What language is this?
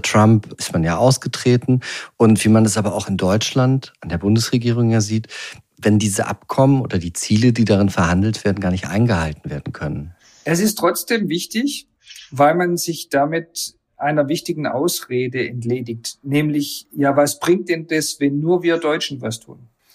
German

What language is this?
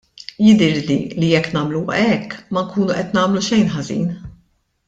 Maltese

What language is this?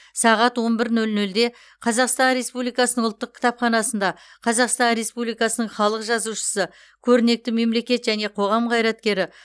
Kazakh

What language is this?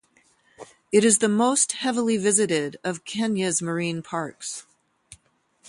English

